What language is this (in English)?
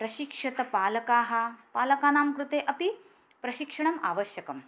Sanskrit